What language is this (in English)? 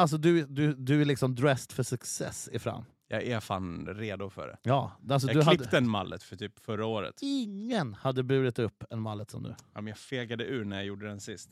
Swedish